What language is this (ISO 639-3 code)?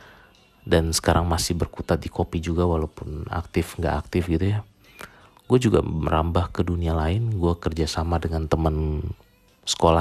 ind